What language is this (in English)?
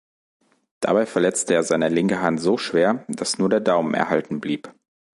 German